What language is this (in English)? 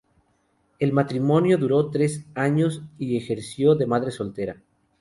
Spanish